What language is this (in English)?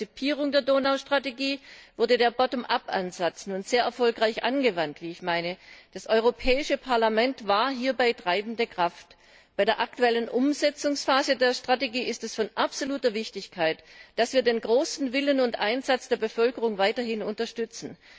German